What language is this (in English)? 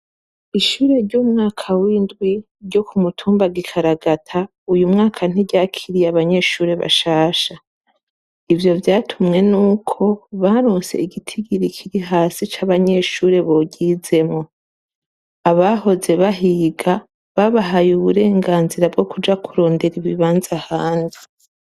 Rundi